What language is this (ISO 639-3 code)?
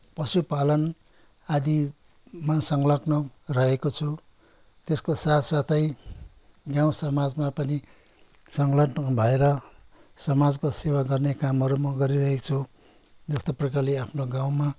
nep